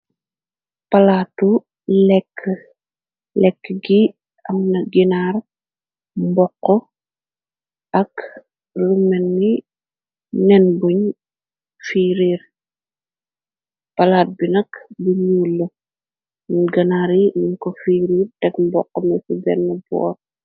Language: Wolof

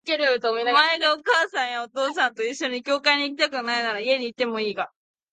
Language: Japanese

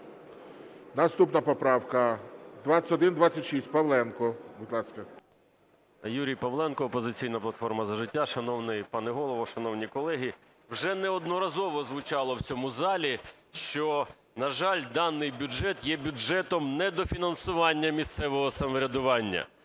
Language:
Ukrainian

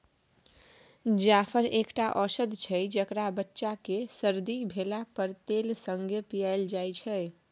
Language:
Maithili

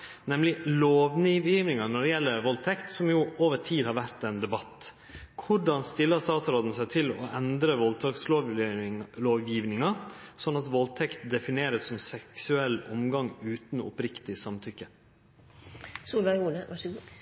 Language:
Norwegian Nynorsk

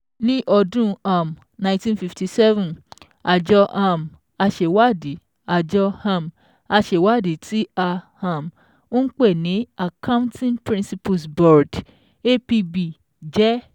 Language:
Yoruba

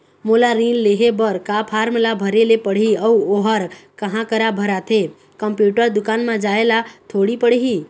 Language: Chhattisgarhi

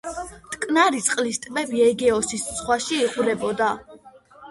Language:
Georgian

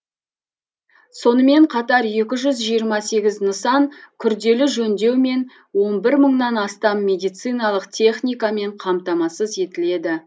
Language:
Kazakh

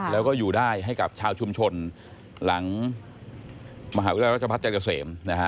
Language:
Thai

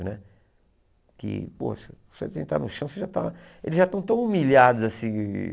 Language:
Portuguese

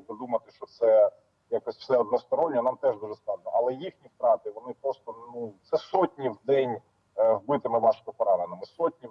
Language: Ukrainian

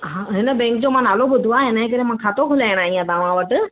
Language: Sindhi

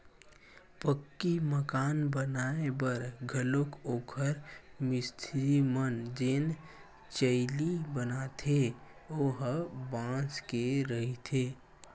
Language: Chhattisgarhi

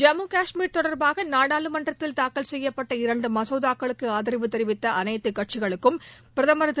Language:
Tamil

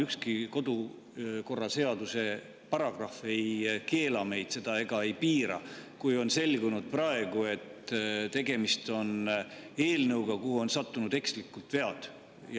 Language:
Estonian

